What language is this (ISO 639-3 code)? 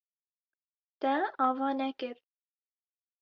kur